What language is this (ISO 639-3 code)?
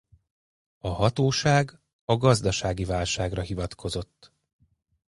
hun